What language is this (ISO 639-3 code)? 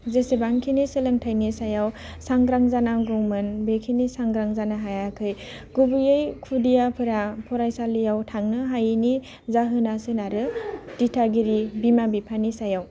brx